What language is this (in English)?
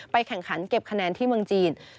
Thai